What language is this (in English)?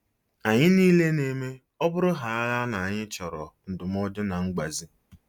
Igbo